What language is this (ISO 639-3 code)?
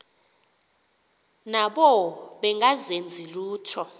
xho